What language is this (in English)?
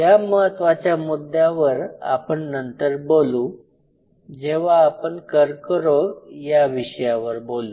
Marathi